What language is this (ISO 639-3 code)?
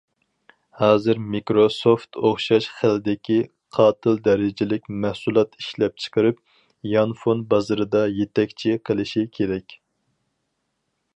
uig